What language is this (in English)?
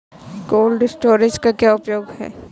Hindi